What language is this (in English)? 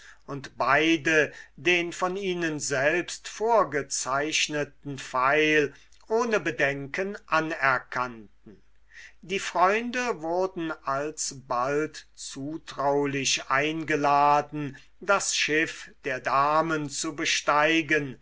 German